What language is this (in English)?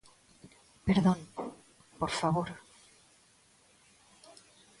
Galician